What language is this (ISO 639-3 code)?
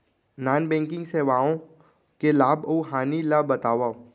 hne